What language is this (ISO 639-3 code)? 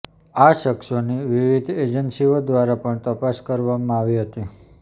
guj